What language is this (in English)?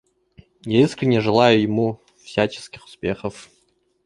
Russian